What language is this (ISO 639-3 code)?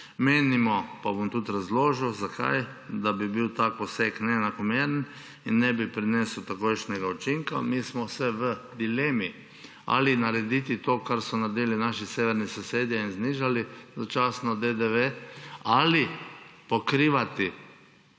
slv